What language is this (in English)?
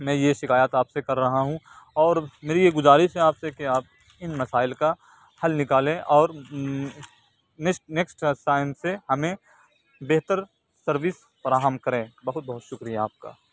Urdu